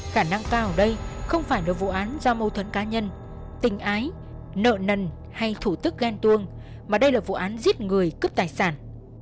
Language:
Vietnamese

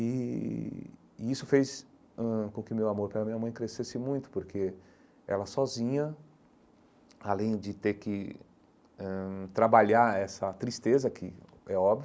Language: Portuguese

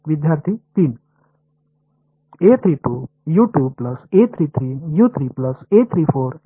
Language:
Marathi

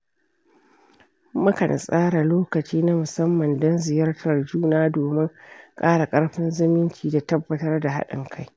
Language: Hausa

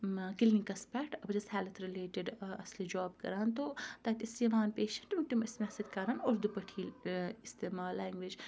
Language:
Kashmiri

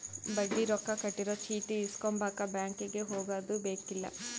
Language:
Kannada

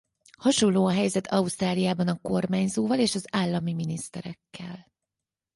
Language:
Hungarian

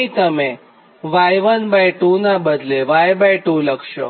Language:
Gujarati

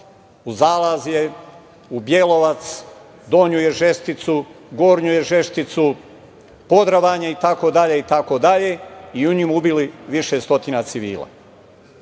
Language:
Serbian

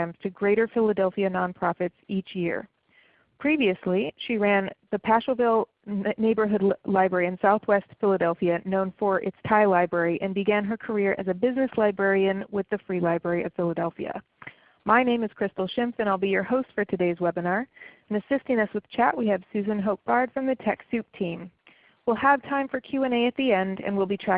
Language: English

